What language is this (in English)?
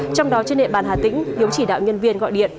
Vietnamese